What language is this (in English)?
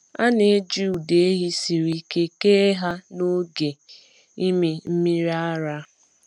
Igbo